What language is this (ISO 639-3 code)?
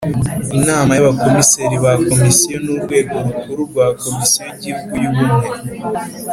kin